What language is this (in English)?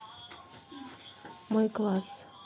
Russian